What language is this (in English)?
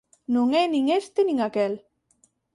Galician